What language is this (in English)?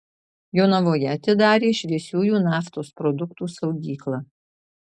Lithuanian